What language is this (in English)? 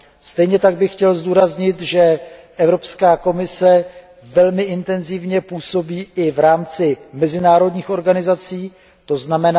Czech